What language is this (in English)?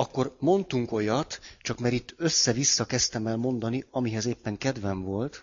Hungarian